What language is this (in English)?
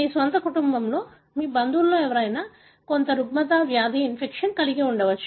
Telugu